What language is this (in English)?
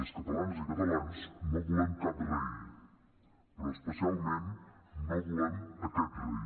Catalan